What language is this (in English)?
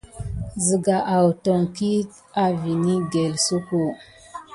Gidar